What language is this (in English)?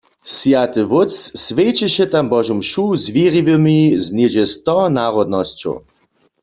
Upper Sorbian